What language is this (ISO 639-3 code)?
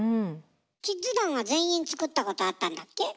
jpn